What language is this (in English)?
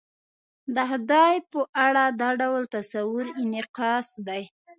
Pashto